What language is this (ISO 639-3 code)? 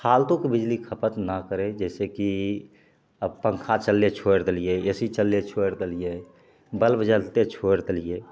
mai